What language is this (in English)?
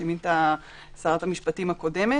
Hebrew